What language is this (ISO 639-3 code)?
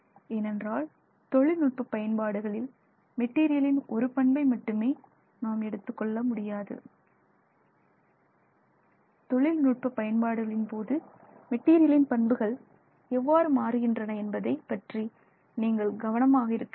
tam